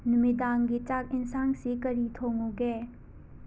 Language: Manipuri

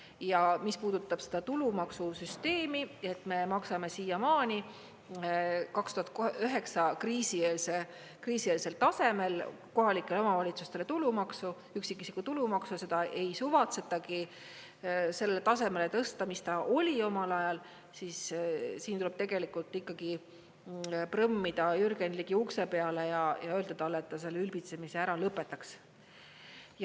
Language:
Estonian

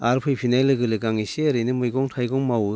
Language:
Bodo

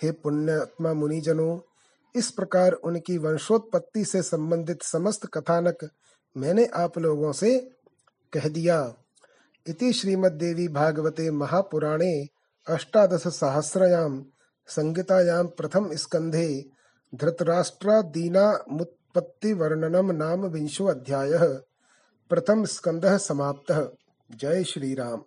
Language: Hindi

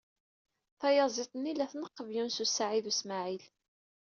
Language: Kabyle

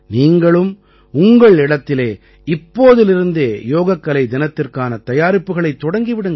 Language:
Tamil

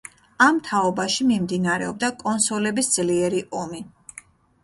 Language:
Georgian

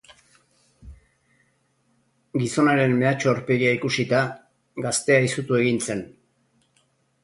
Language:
Basque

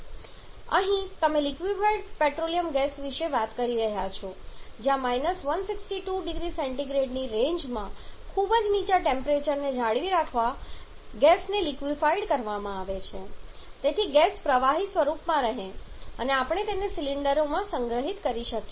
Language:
Gujarati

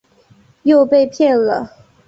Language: Chinese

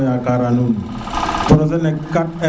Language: Serer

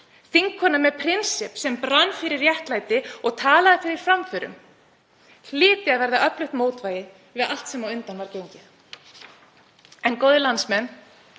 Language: Icelandic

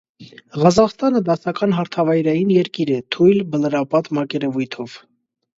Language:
Armenian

